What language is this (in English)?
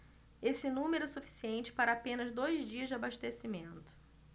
Portuguese